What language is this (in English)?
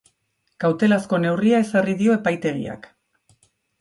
Basque